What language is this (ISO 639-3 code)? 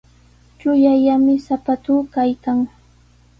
qws